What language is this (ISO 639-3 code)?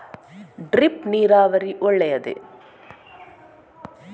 kan